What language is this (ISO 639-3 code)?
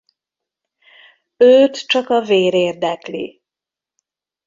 hun